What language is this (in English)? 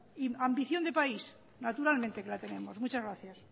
Spanish